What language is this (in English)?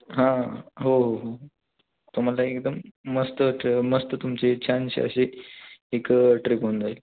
Marathi